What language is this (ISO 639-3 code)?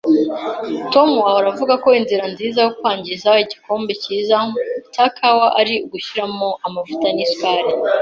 kin